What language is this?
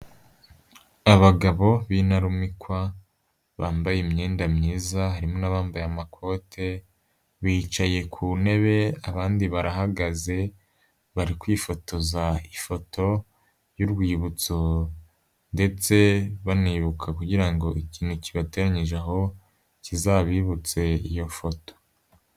Kinyarwanda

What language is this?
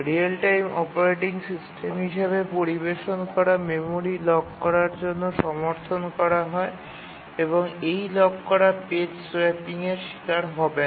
Bangla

